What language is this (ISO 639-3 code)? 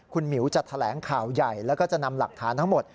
tha